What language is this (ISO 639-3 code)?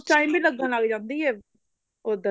pan